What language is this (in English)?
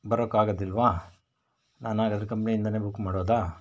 Kannada